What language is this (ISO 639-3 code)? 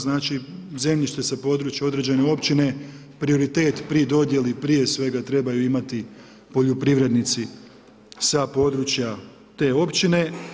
hrv